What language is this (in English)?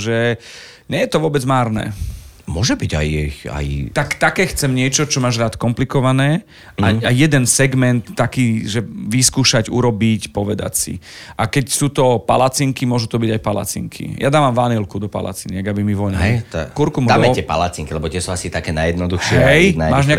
Slovak